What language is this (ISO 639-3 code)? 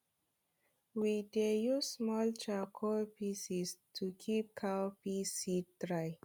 pcm